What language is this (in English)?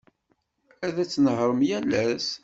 Kabyle